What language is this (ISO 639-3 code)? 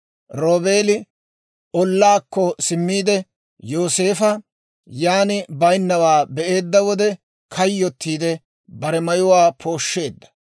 dwr